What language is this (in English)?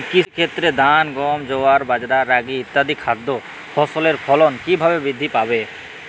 Bangla